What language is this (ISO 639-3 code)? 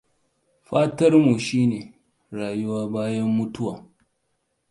hau